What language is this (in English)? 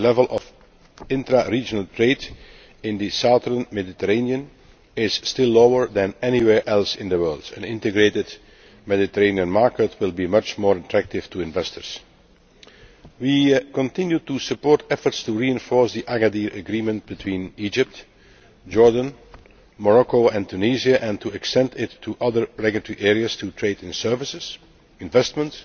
English